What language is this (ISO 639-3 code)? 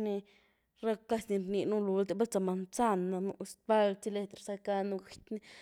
ztu